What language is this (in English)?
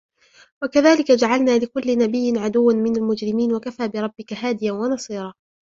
Arabic